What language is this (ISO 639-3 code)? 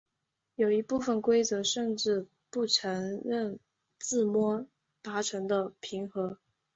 zho